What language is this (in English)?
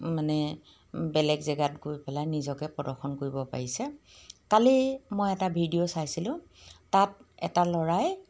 Assamese